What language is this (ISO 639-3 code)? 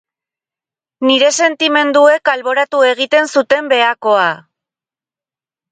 eus